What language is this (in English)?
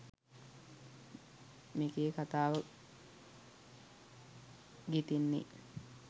Sinhala